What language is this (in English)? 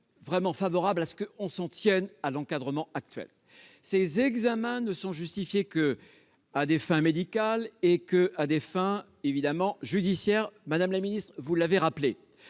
French